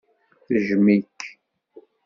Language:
Kabyle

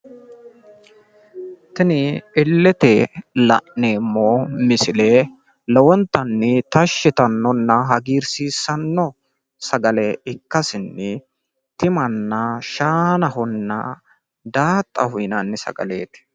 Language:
Sidamo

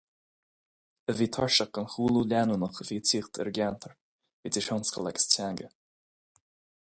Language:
Irish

